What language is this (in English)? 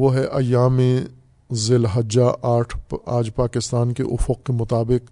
Urdu